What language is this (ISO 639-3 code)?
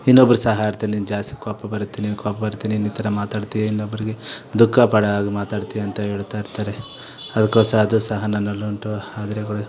kan